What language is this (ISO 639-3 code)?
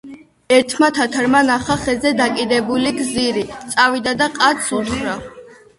kat